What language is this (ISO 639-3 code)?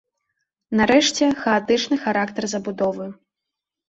bel